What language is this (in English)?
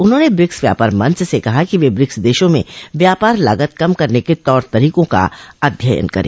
Hindi